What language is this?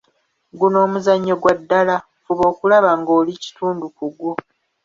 Ganda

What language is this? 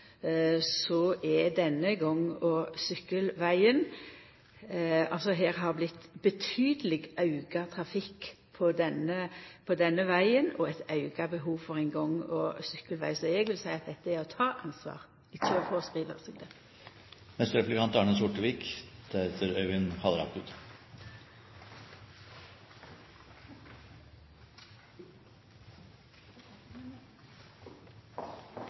Norwegian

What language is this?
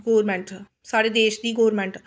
Dogri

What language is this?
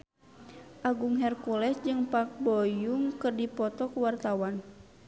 Sundanese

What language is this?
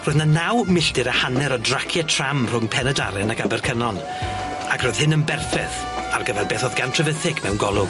Welsh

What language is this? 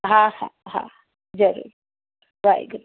Sindhi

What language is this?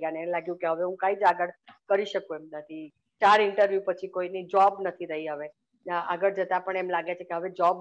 Gujarati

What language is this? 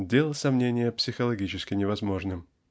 Russian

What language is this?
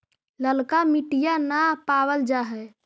Magahi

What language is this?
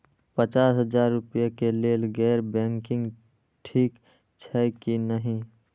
Maithili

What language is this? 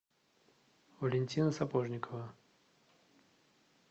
Russian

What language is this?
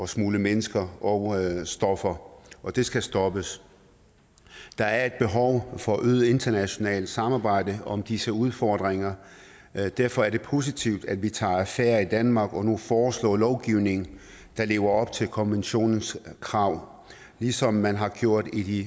Danish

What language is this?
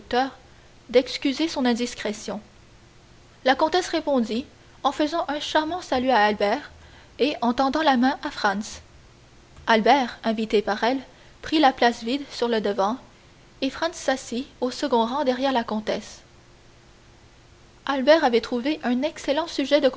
French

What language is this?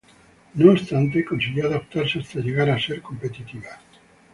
Spanish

